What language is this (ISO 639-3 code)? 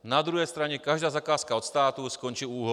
ces